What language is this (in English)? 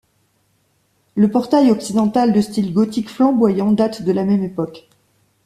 French